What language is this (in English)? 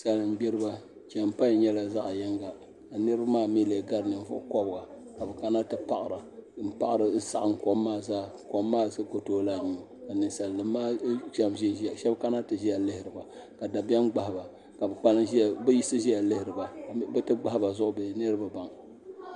Dagbani